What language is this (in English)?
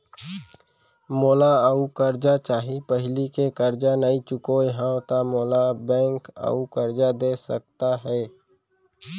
Chhattisgarhi